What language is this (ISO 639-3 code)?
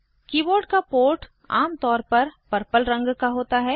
hin